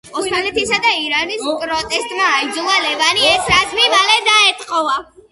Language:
Georgian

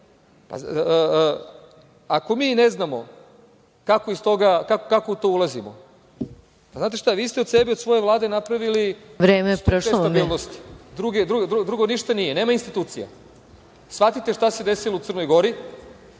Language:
Serbian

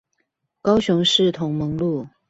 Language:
Chinese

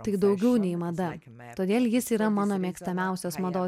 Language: Lithuanian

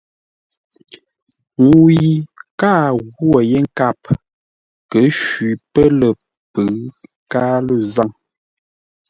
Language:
Ngombale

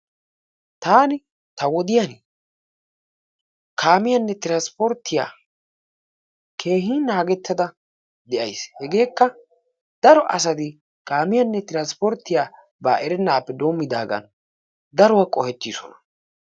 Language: Wolaytta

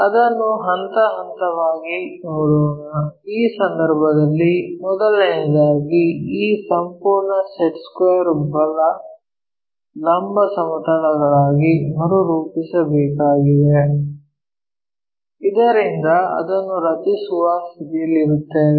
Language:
Kannada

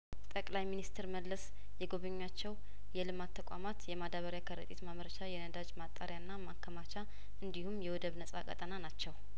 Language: Amharic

